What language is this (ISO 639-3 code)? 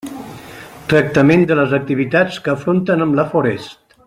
cat